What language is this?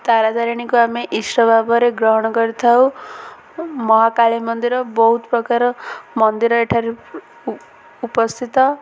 Odia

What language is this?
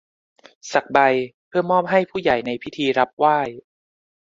Thai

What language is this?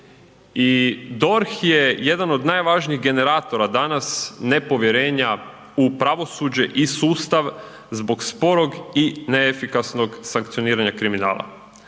Croatian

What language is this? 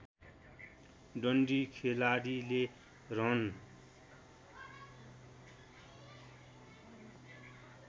Nepali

